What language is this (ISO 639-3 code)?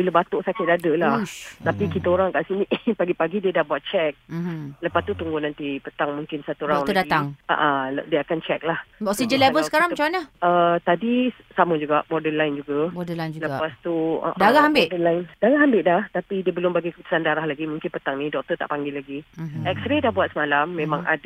msa